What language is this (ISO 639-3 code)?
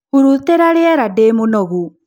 kik